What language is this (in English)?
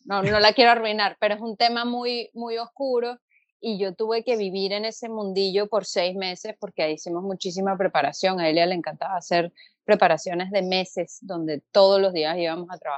Spanish